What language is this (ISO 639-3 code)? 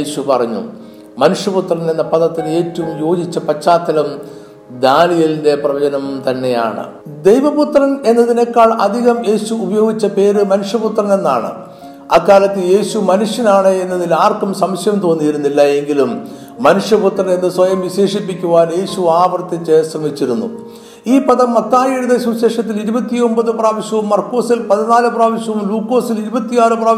mal